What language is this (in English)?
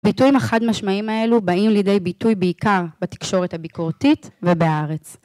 Hebrew